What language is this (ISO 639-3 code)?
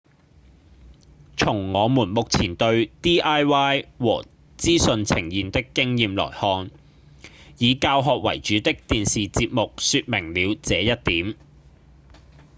yue